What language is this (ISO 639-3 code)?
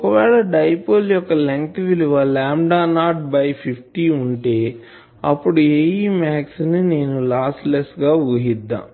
tel